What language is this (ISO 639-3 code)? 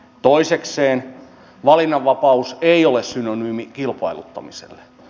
fin